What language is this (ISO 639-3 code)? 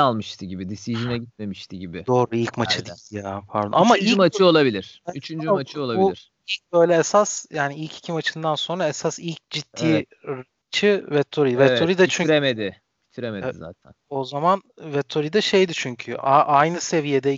tur